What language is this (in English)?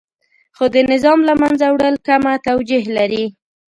Pashto